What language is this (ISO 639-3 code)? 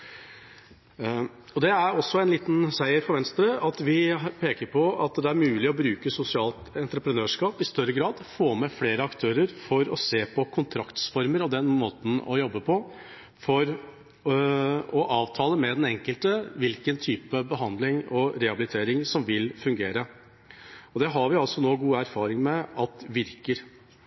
nob